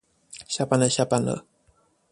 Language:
Chinese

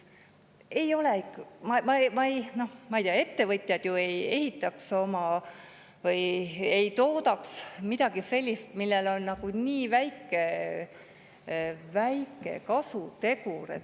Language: Estonian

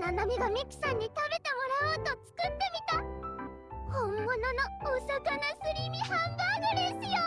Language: Japanese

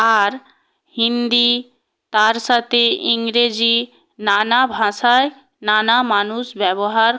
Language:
Bangla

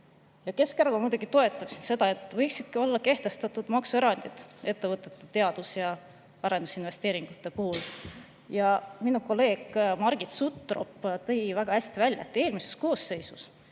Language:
Estonian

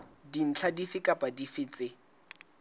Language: Southern Sotho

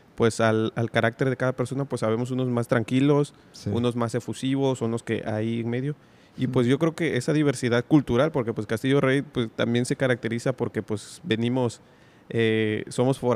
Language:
Spanish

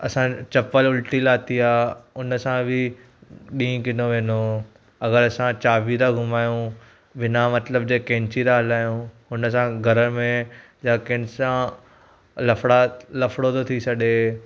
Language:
Sindhi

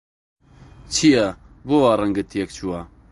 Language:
Central Kurdish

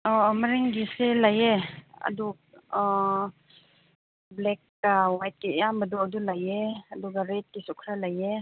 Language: Manipuri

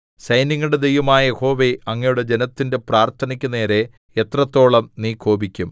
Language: Malayalam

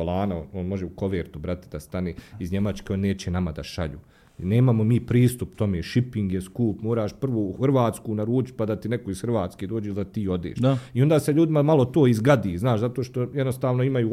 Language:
Croatian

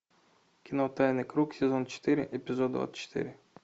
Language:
Russian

